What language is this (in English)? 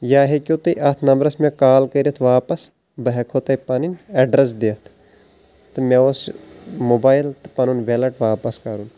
Kashmiri